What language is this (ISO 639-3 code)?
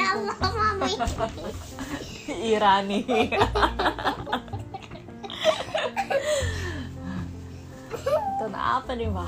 ind